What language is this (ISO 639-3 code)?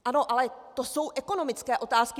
ces